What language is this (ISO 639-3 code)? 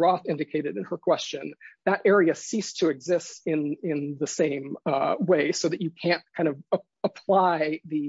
eng